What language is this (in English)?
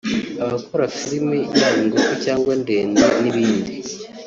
Kinyarwanda